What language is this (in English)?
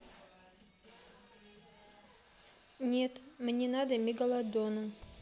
Russian